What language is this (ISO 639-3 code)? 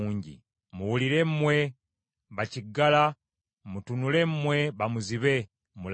lug